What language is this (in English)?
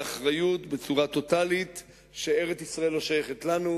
Hebrew